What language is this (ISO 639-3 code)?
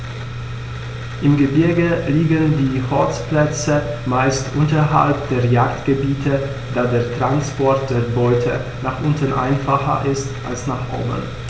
deu